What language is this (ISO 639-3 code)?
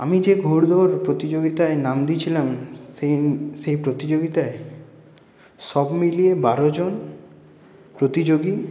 ben